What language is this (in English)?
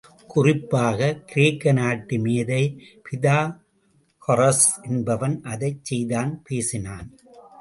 Tamil